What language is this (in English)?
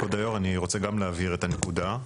Hebrew